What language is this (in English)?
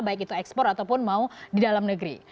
Indonesian